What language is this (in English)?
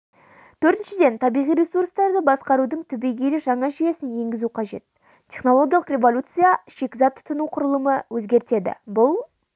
Kazakh